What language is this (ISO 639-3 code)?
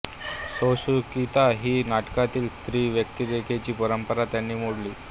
mar